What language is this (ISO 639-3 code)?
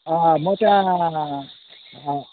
nep